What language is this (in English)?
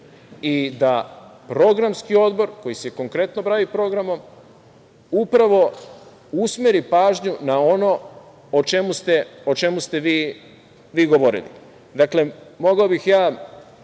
Serbian